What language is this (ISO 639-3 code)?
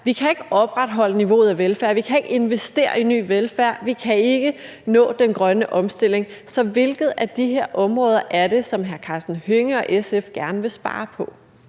dan